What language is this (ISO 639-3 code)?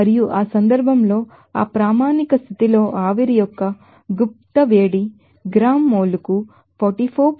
tel